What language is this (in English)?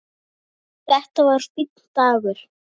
Icelandic